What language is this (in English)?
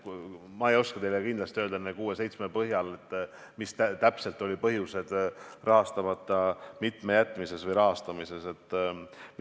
Estonian